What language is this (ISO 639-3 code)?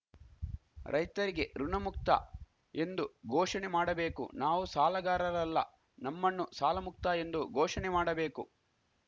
kan